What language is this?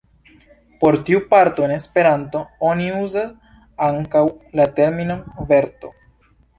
Esperanto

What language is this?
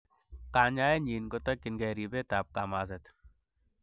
Kalenjin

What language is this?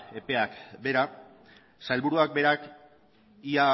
Basque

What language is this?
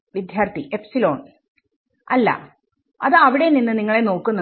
Malayalam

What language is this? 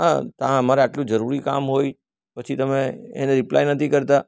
Gujarati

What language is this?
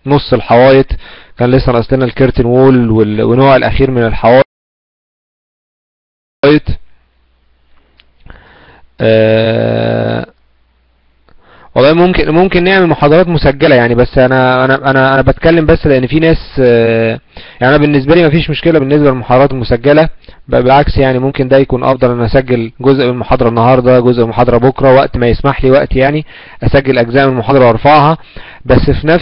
Arabic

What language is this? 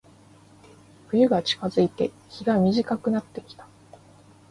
Japanese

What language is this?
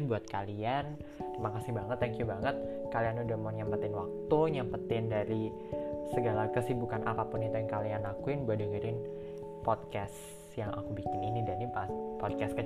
Indonesian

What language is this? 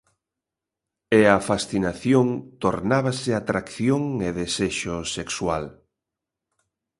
Galician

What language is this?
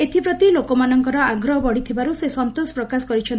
Odia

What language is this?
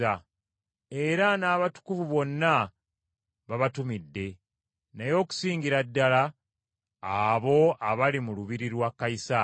Ganda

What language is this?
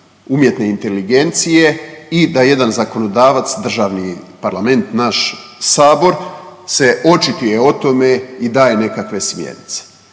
Croatian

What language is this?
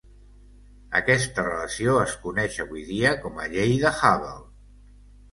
Catalan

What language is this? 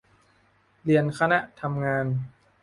Thai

